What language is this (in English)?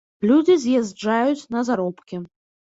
Belarusian